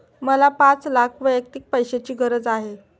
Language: Marathi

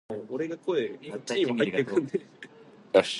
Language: Japanese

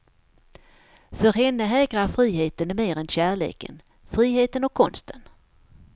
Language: Swedish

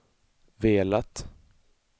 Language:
Swedish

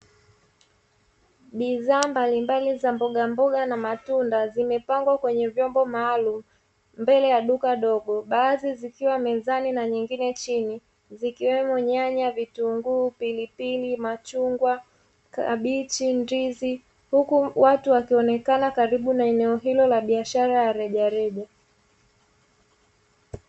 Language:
Swahili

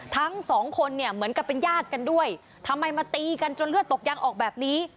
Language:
Thai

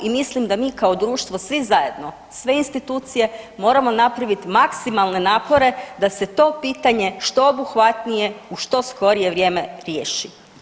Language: Croatian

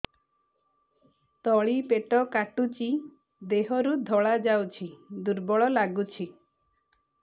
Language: Odia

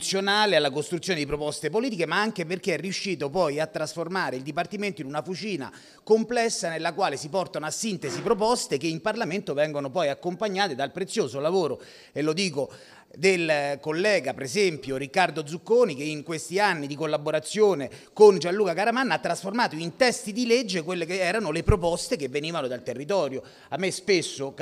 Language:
Italian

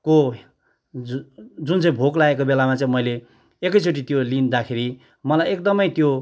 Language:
Nepali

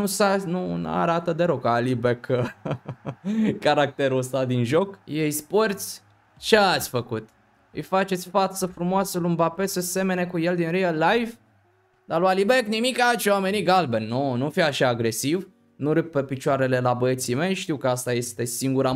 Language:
Romanian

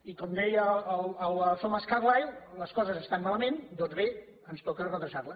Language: Catalan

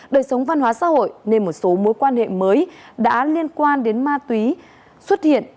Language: Vietnamese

